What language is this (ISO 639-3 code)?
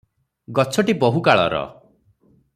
ori